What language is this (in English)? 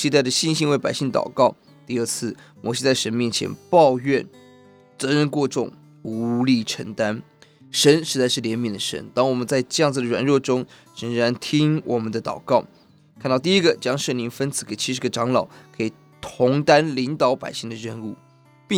Chinese